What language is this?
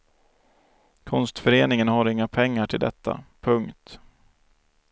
Swedish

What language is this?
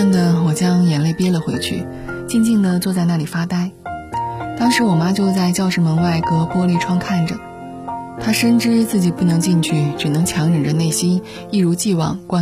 Chinese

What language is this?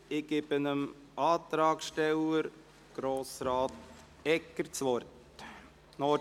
Swiss German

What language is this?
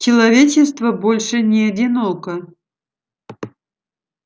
Russian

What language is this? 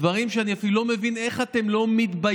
Hebrew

